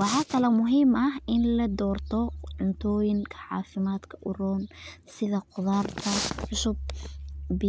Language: Somali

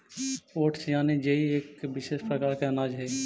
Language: Magahi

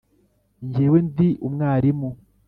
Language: Kinyarwanda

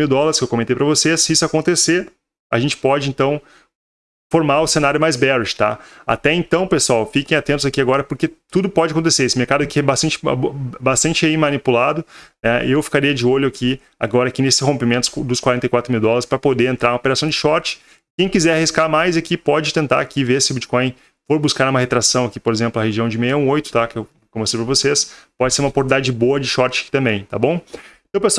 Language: Portuguese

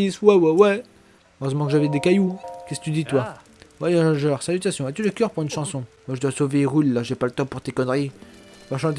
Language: French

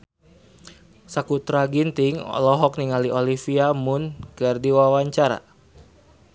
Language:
Sundanese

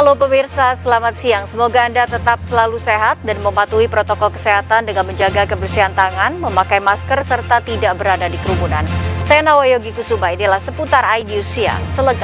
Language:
Indonesian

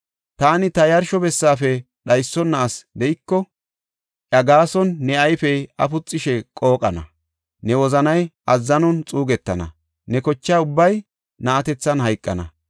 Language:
Gofa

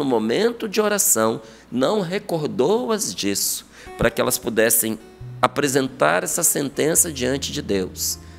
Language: Portuguese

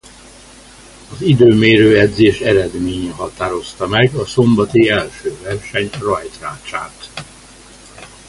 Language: Hungarian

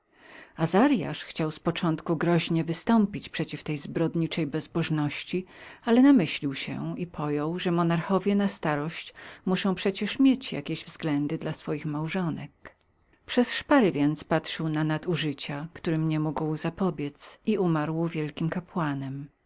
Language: Polish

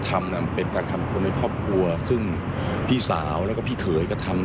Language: Thai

